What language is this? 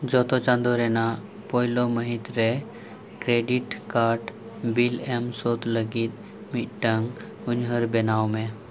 Santali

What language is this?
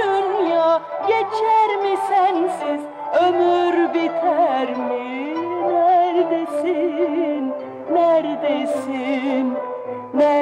Turkish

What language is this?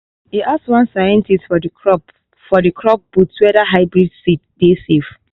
Nigerian Pidgin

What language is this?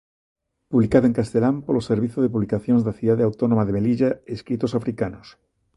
Galician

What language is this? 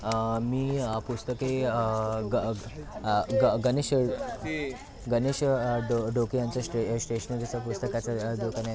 Marathi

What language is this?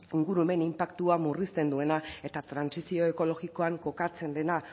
Basque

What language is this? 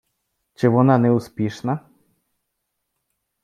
Ukrainian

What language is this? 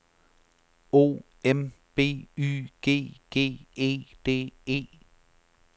Danish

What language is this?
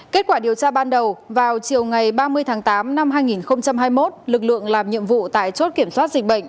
Vietnamese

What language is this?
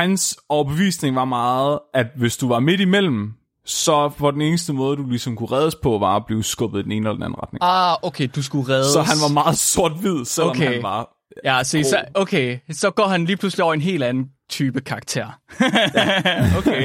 Danish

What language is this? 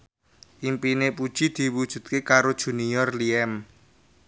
Javanese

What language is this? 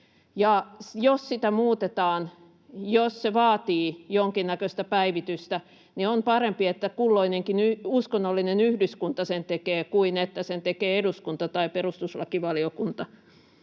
Finnish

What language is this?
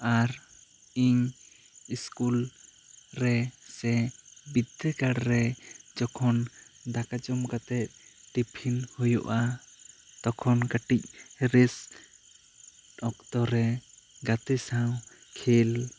Santali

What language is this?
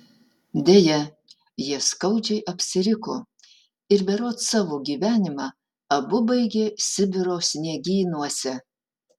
Lithuanian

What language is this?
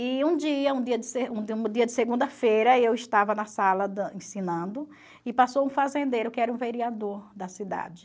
Portuguese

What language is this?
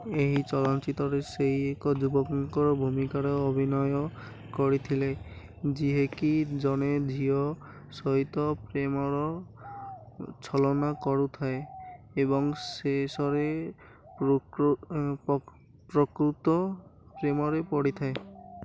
Odia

